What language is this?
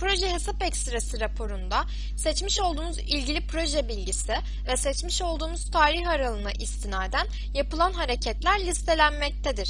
Turkish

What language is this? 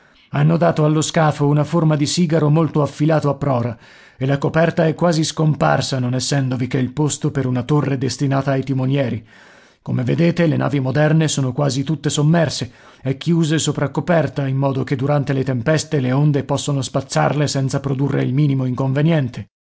Italian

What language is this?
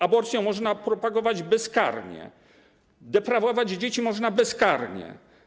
Polish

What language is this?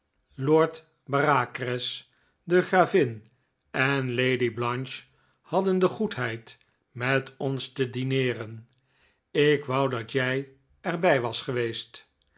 Dutch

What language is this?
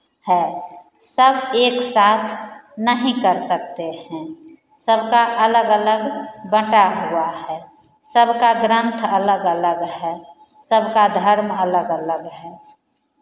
Hindi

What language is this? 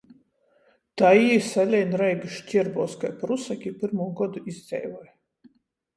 Latgalian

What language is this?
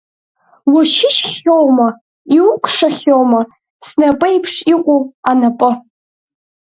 Abkhazian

